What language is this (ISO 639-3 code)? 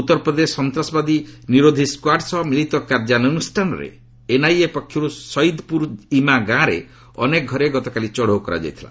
ori